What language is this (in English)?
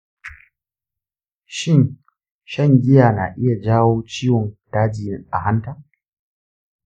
Hausa